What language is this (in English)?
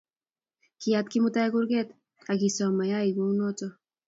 Kalenjin